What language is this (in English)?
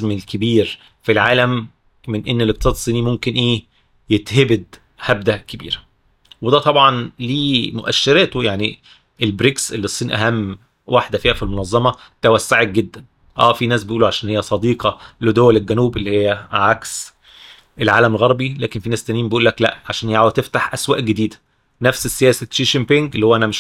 Arabic